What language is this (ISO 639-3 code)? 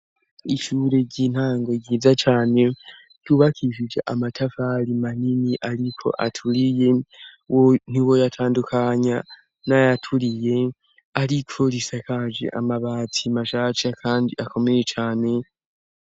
run